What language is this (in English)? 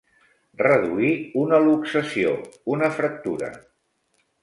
Catalan